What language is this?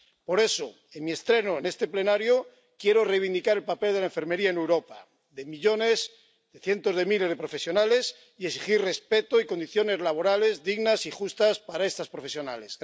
Spanish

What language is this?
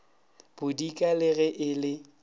Northern Sotho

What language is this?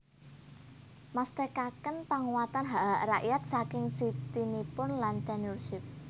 Javanese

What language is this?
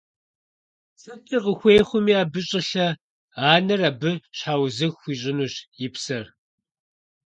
Kabardian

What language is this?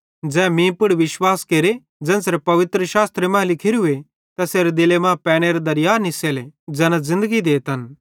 Bhadrawahi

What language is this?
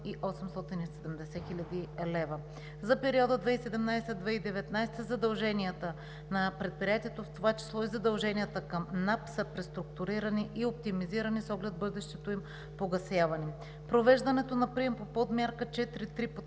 Bulgarian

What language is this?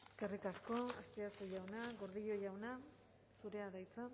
Basque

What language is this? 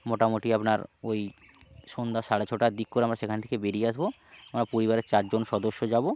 Bangla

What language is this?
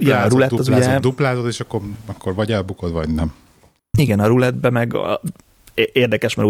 Hungarian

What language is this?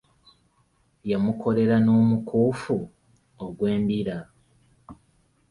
Ganda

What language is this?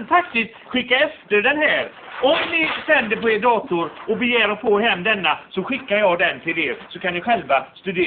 Swedish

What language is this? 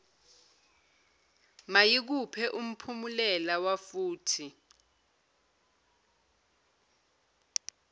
Zulu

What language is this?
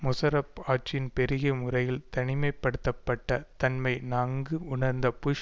Tamil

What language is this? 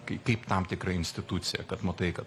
Lithuanian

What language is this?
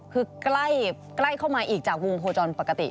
Thai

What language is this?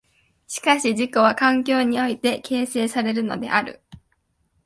Japanese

